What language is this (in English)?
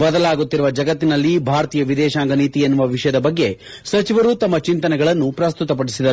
Kannada